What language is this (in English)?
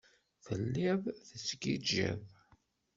Kabyle